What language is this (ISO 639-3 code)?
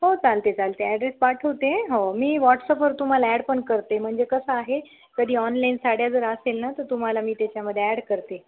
mar